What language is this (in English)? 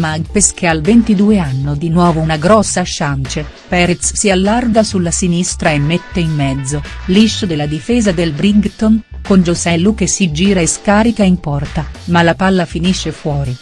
Italian